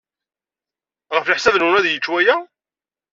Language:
Kabyle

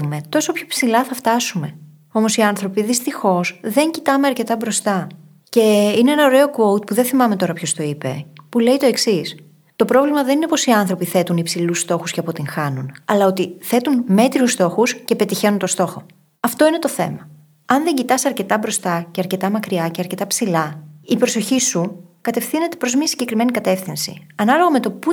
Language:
Greek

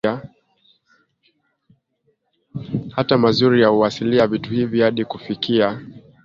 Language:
Swahili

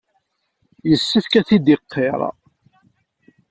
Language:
Kabyle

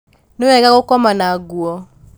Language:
Kikuyu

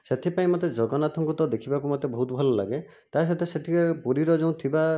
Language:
Odia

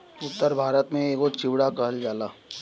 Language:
Bhojpuri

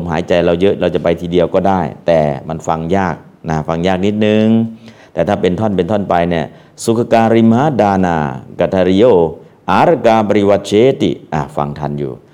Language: Thai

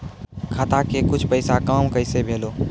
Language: Maithili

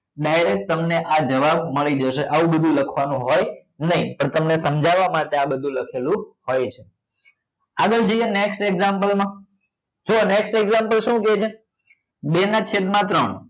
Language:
Gujarati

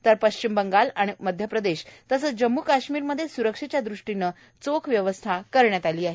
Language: Marathi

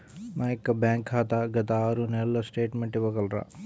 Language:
Telugu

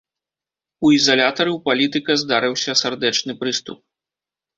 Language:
Belarusian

